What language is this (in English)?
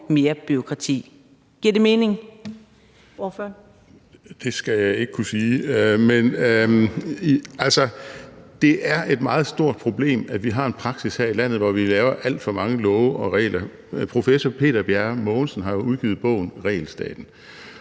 Danish